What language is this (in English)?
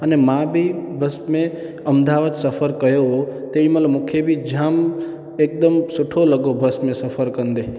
Sindhi